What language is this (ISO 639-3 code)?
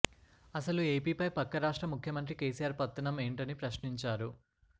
tel